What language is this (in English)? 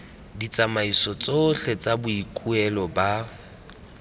Tswana